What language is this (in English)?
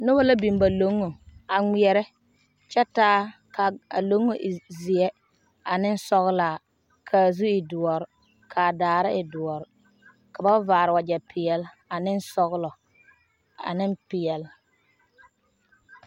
Southern Dagaare